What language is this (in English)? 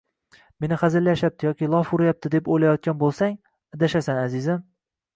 Uzbek